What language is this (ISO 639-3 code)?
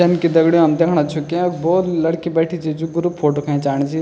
gbm